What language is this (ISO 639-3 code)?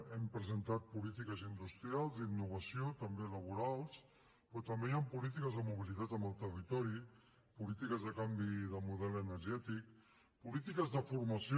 cat